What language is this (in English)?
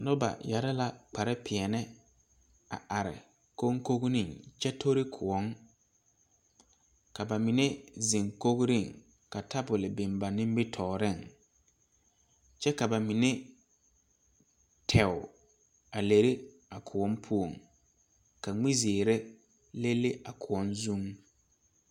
Southern Dagaare